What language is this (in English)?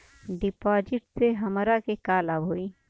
Bhojpuri